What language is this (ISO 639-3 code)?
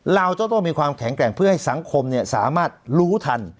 tha